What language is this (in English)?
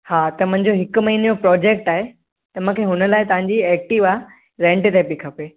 Sindhi